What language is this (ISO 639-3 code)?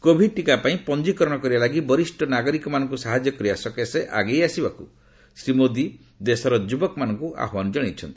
ori